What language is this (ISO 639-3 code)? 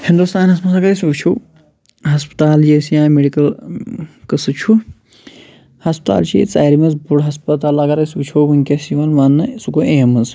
kas